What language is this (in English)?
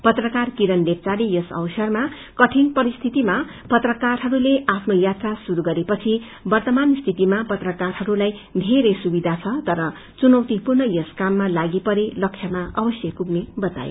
Nepali